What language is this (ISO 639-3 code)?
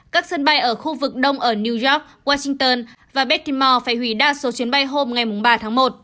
vie